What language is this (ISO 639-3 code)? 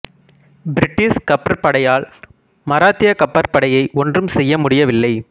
tam